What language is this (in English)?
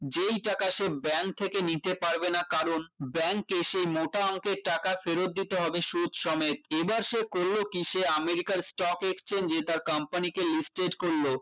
Bangla